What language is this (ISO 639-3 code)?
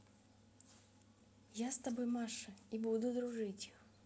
rus